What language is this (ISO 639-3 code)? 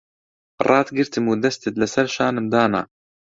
ckb